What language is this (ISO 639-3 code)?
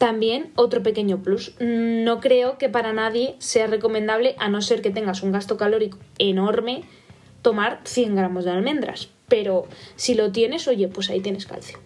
spa